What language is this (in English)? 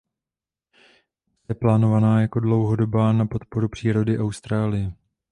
Czech